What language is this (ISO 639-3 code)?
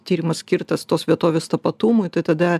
lit